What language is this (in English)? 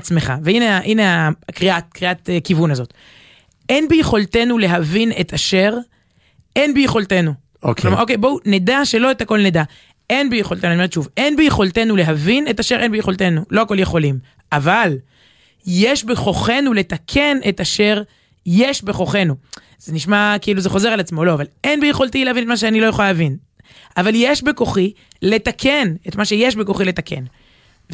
Hebrew